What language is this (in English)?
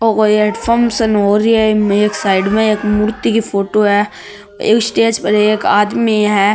Marwari